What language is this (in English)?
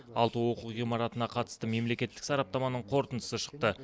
Kazakh